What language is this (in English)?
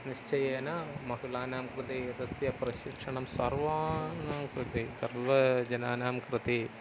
Sanskrit